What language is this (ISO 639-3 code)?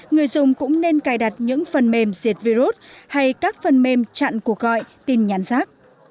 vie